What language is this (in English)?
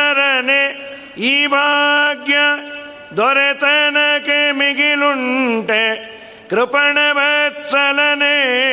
Kannada